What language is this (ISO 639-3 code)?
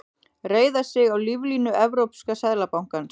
isl